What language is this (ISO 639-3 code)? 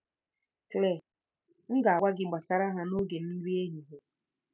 ibo